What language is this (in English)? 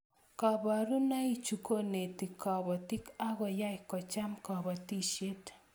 Kalenjin